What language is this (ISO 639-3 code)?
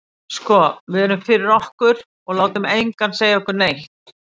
isl